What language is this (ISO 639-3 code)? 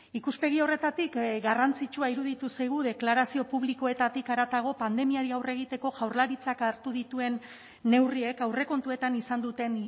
eus